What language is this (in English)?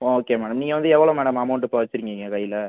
Tamil